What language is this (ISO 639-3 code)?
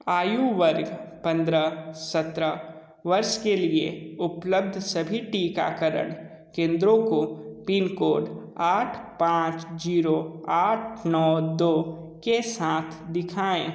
hin